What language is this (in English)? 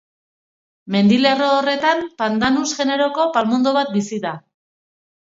Basque